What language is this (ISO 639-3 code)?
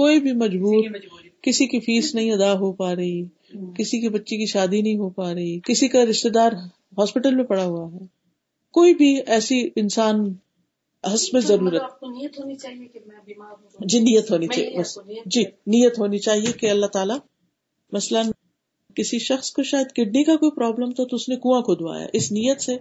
urd